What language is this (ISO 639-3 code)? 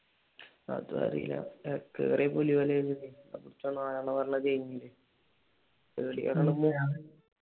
mal